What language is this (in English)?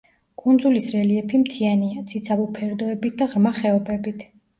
Georgian